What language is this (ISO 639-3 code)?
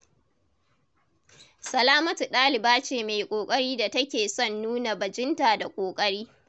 hau